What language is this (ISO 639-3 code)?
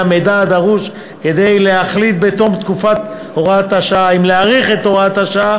heb